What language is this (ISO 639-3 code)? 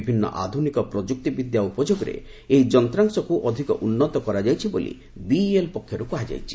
ori